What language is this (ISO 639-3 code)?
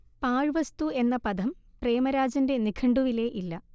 mal